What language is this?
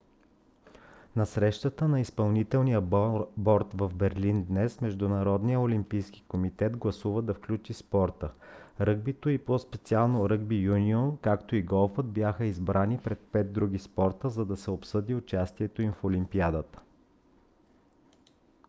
Bulgarian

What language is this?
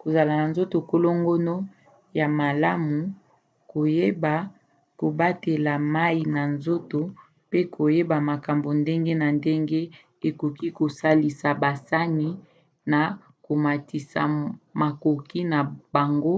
Lingala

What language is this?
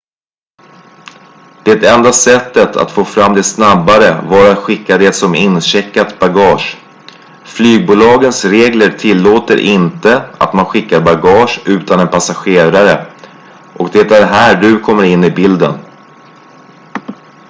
Swedish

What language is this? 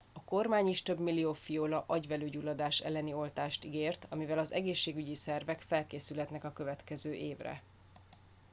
Hungarian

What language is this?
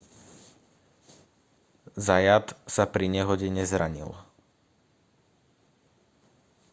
Slovak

